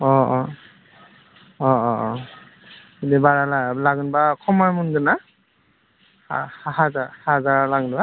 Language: Bodo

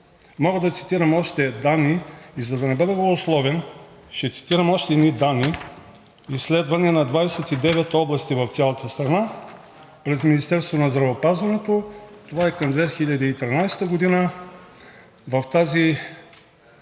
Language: Bulgarian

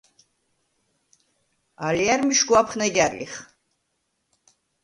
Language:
Svan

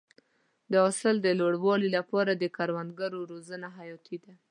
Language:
Pashto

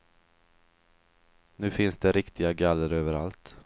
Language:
Swedish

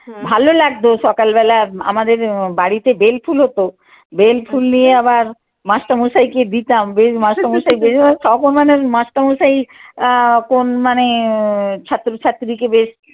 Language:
Bangla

